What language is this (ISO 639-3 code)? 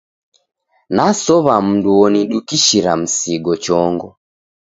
dav